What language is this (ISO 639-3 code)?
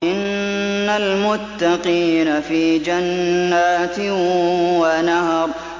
ara